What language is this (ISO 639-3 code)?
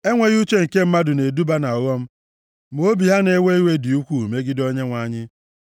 ibo